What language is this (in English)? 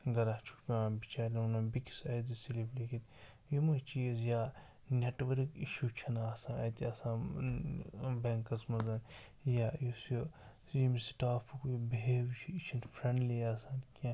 Kashmiri